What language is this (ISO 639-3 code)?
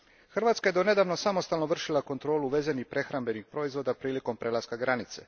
hrv